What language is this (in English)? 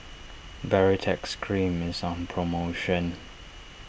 English